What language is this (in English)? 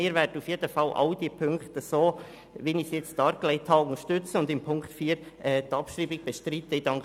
Swiss German